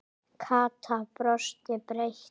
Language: Icelandic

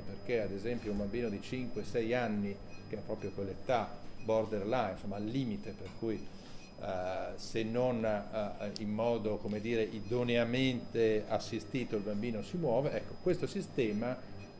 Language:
Italian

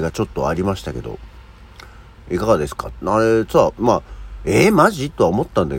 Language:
Japanese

